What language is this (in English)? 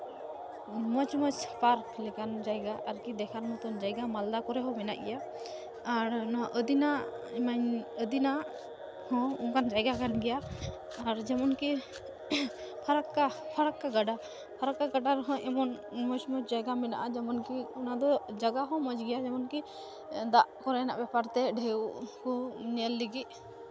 Santali